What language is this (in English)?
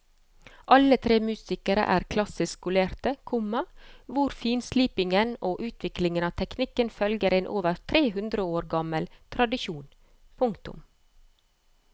Norwegian